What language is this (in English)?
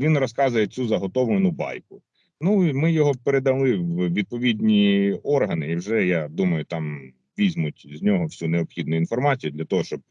Ukrainian